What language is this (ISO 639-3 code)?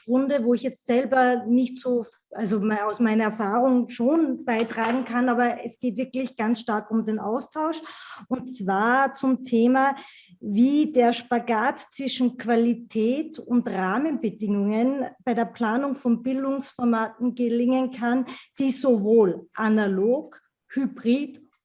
deu